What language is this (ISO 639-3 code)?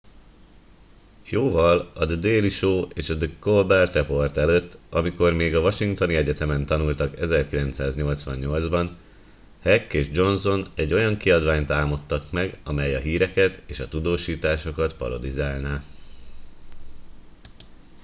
hun